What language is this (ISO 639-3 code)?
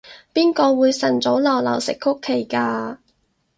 yue